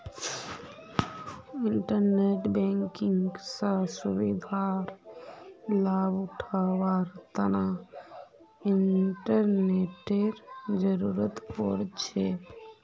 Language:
Magahi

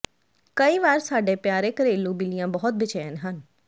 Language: Punjabi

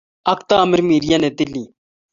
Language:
Kalenjin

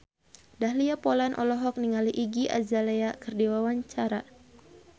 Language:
Sundanese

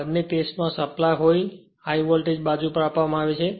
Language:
Gujarati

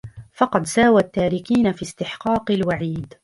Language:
Arabic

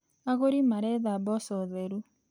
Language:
Kikuyu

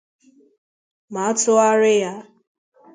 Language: Igbo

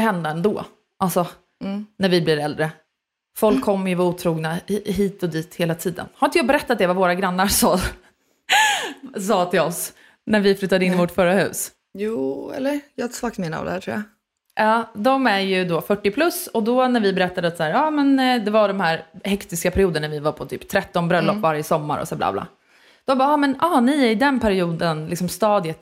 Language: Swedish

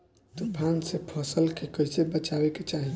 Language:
Bhojpuri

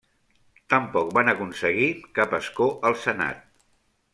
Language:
Catalan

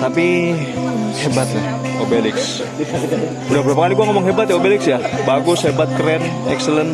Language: Indonesian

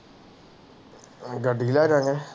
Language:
Punjabi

